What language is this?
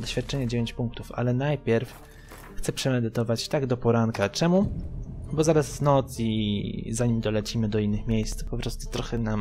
Polish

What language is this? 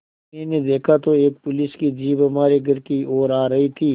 Hindi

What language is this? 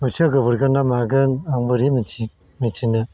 Bodo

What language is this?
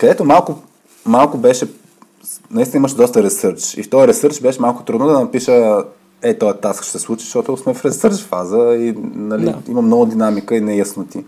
Bulgarian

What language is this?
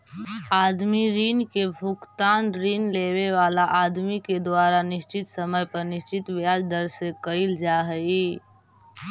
Magahi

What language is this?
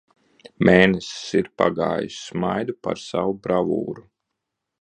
Latvian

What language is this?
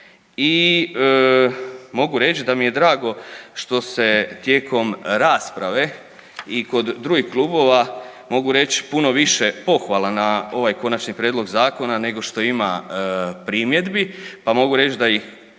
Croatian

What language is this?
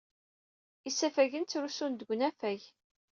Kabyle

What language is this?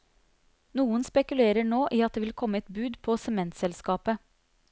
Norwegian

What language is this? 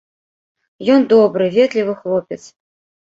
Belarusian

